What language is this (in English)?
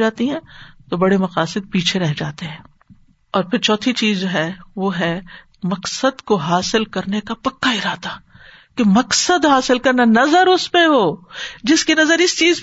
Urdu